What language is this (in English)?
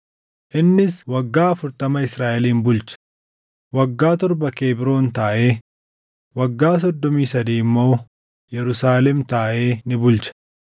Oromo